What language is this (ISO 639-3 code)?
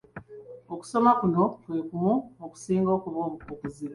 lug